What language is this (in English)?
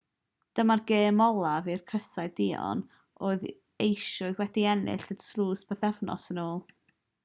Welsh